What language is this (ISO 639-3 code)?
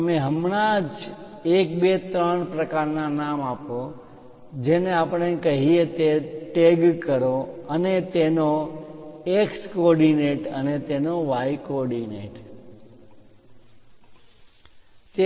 guj